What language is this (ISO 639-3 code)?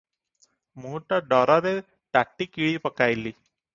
ori